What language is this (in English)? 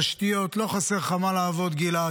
Hebrew